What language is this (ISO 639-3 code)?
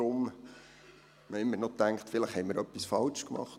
gsw